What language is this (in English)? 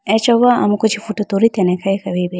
Idu-Mishmi